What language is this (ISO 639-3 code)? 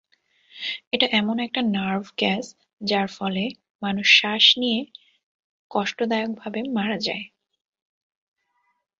ben